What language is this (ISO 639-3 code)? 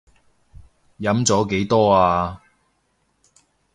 yue